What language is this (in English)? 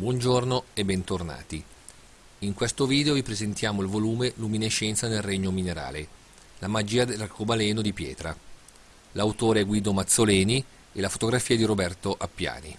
Italian